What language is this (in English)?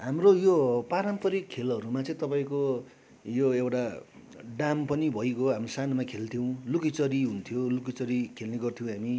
Nepali